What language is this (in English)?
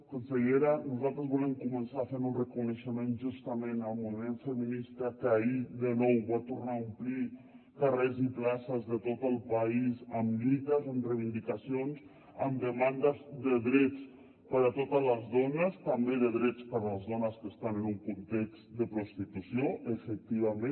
Catalan